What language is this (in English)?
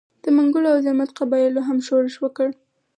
Pashto